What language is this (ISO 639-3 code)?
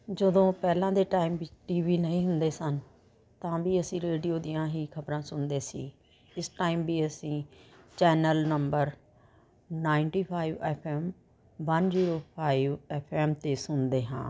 pan